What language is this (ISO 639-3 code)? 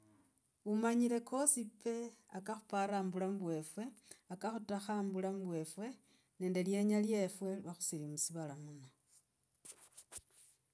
rag